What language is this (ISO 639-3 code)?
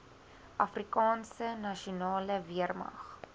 afr